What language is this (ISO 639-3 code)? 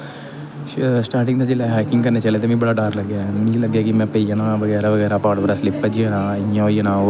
doi